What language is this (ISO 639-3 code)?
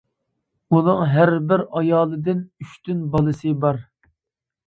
uig